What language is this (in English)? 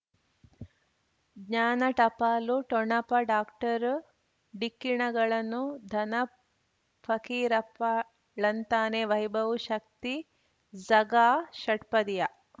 Kannada